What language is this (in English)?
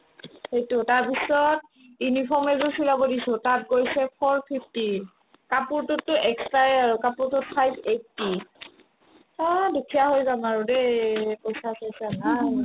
Assamese